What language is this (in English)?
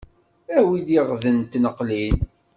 Kabyle